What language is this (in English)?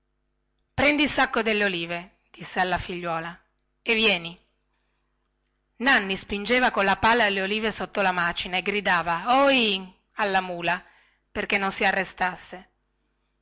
Italian